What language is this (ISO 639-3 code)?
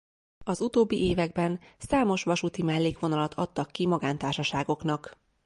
hun